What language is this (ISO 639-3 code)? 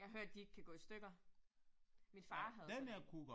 dan